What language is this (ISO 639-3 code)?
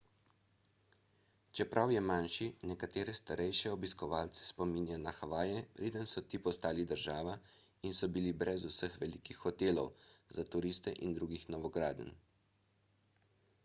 slv